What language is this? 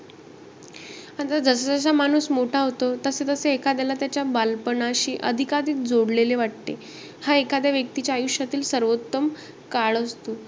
Marathi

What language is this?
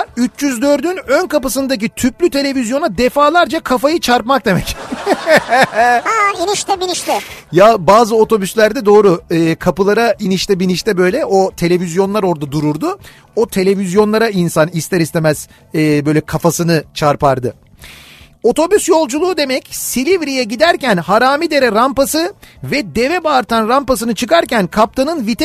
Turkish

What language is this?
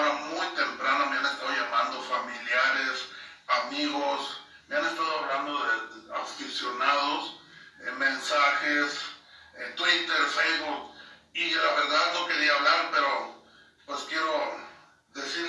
Spanish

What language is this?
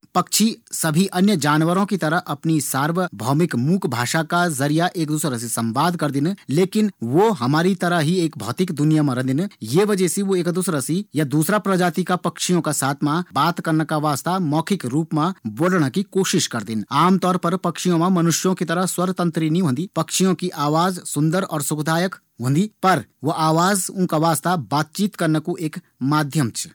Garhwali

